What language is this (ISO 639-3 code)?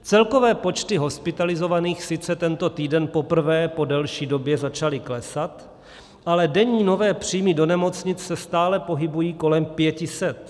ces